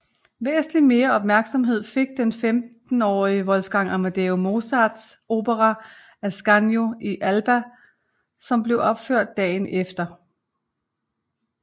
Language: Danish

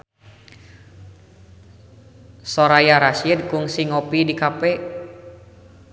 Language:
Sundanese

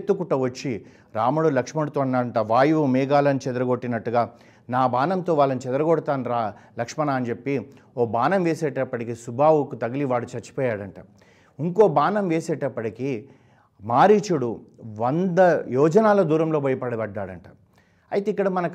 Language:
Telugu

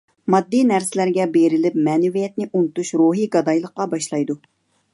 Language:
Uyghur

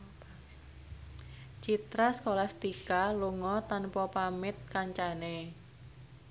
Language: Javanese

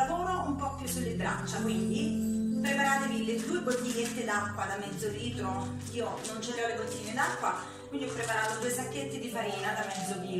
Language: Italian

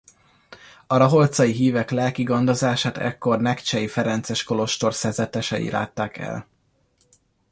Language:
Hungarian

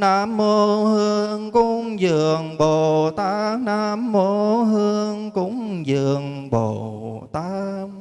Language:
Vietnamese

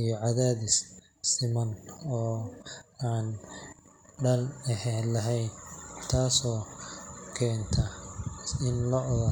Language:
Somali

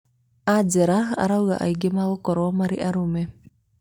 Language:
Kikuyu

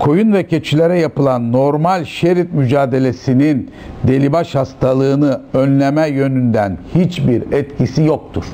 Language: Turkish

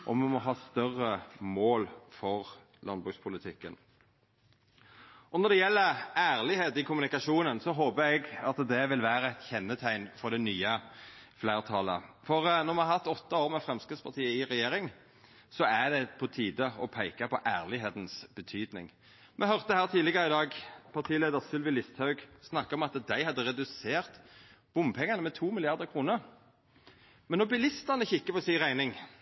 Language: Norwegian Nynorsk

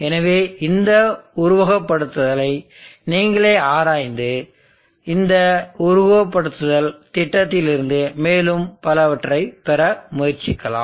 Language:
Tamil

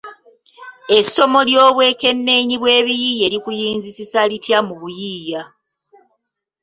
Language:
Ganda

